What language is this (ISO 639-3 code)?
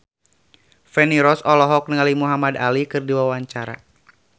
sun